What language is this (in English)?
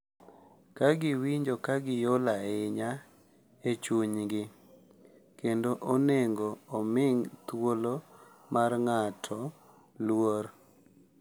Luo (Kenya and Tanzania)